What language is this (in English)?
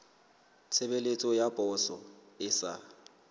Southern Sotho